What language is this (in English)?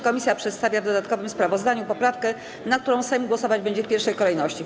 Polish